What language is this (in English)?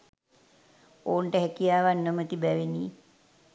Sinhala